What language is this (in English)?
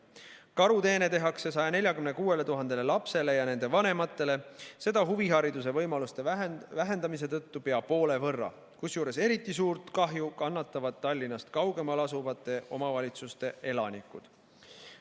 Estonian